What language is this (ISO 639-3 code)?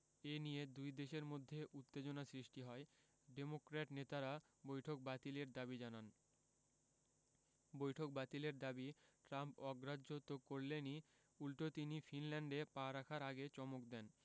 ben